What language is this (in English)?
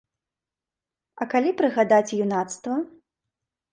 Belarusian